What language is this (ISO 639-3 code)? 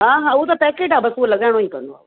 snd